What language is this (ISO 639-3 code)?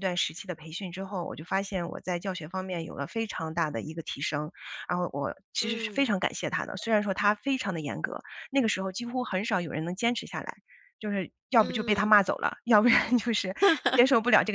zho